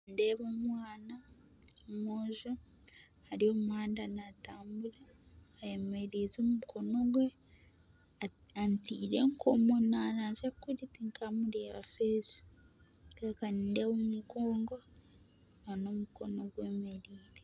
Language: Nyankole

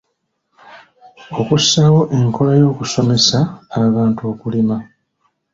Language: Ganda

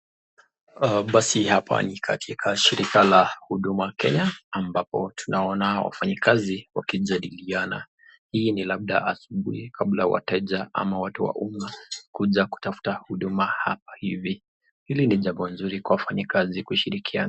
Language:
Swahili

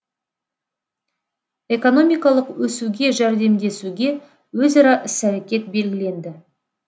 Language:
Kazakh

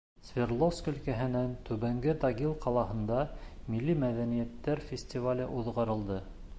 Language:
Bashkir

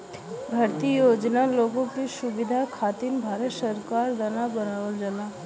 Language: Bhojpuri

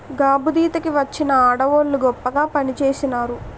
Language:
Telugu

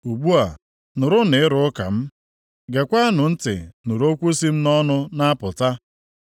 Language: Igbo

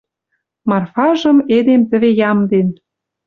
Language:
Western Mari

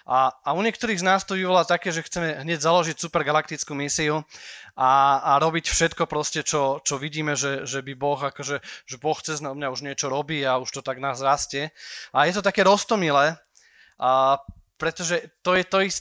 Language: Slovak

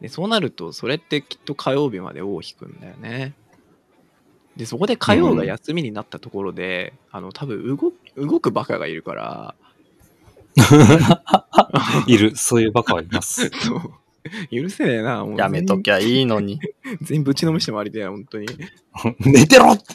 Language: Japanese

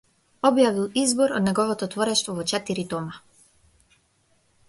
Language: Macedonian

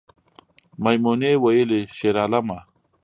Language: Pashto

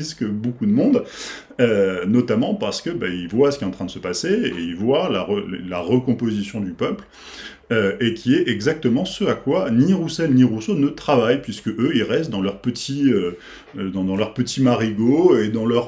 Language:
French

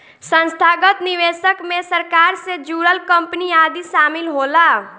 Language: Bhojpuri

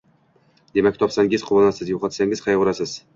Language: Uzbek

